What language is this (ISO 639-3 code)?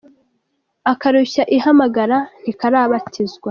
kin